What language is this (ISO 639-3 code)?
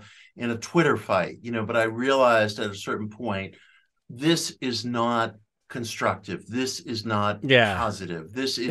eng